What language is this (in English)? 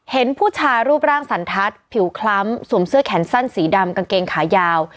Thai